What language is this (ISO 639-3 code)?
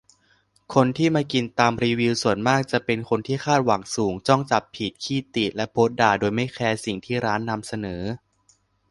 tha